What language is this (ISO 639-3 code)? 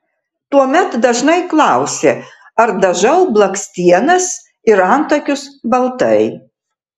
lit